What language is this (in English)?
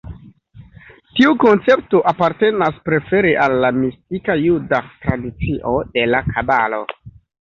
Esperanto